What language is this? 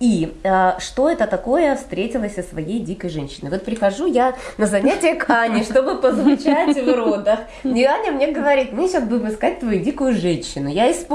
Russian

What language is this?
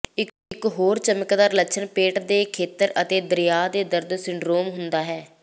Punjabi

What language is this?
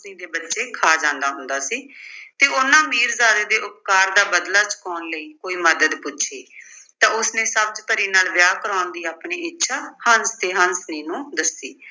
Punjabi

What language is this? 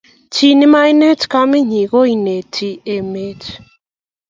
Kalenjin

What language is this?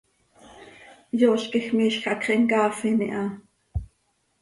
Seri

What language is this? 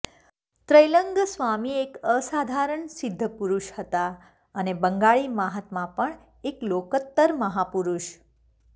Gujarati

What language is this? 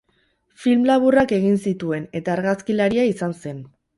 Basque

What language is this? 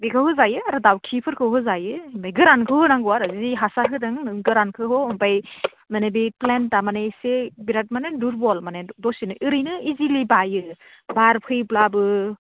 Bodo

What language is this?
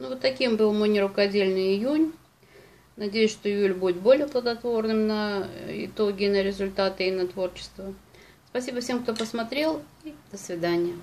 Russian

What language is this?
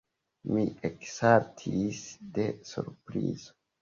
Esperanto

